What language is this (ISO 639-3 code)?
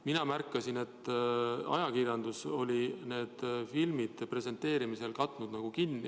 est